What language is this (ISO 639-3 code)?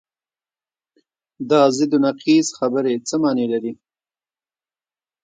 pus